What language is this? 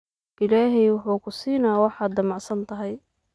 Somali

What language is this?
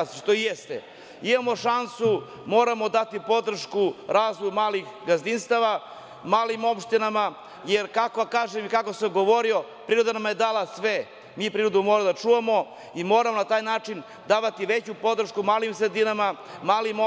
Serbian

